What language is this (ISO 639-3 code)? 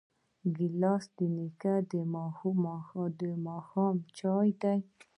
pus